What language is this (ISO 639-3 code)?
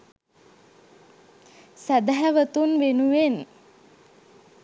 sin